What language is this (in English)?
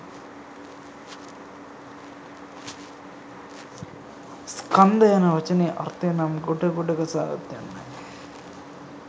Sinhala